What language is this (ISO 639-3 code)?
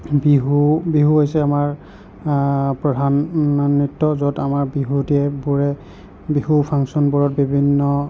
asm